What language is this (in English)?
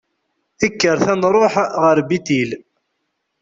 Kabyle